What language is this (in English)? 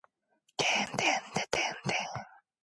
Korean